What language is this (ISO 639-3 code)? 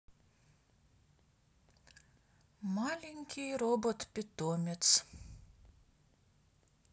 rus